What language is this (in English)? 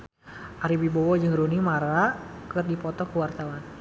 Sundanese